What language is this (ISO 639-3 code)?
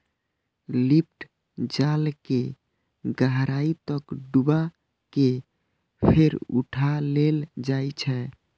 mai